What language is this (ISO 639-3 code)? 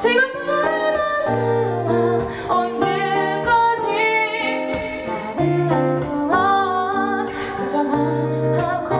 kor